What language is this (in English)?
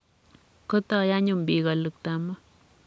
Kalenjin